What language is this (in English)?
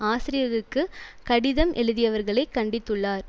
Tamil